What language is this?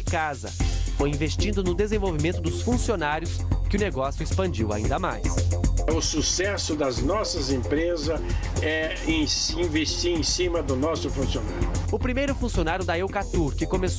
Portuguese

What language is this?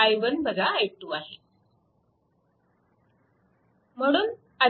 Marathi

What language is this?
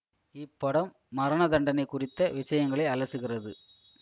Tamil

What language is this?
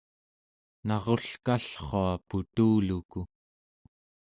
Central Yupik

